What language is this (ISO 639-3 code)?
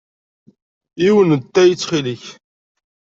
kab